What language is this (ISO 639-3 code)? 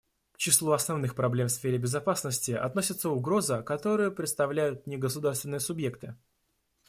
rus